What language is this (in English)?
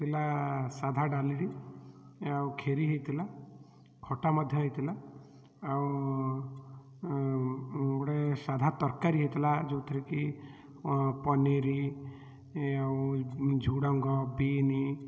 Odia